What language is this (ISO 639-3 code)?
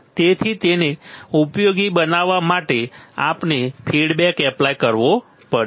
guj